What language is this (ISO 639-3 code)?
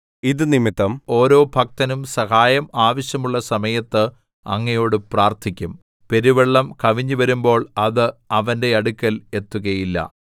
mal